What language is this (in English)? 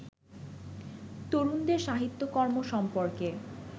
Bangla